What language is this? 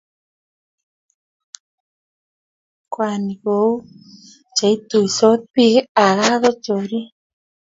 Kalenjin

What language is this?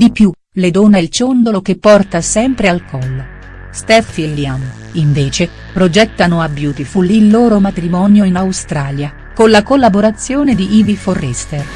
Italian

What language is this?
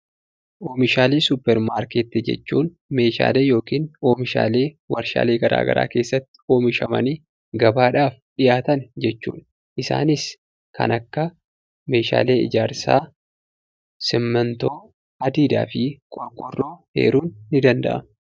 Oromo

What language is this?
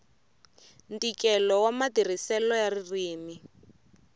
Tsonga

